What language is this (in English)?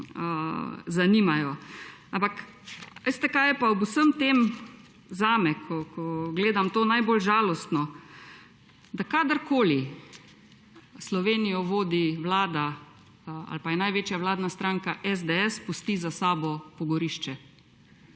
Slovenian